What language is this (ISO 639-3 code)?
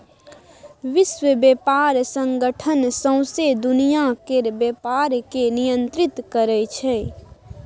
mai